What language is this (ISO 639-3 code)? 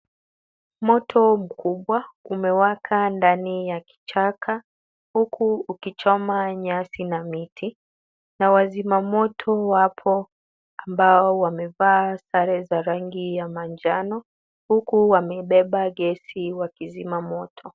swa